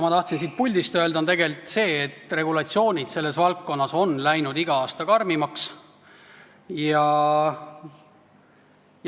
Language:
Estonian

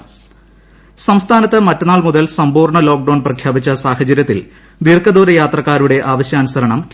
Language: Malayalam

